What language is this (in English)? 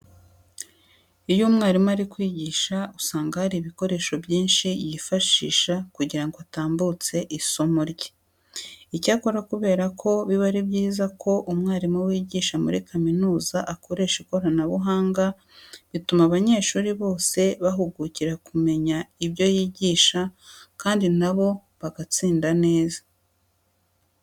Kinyarwanda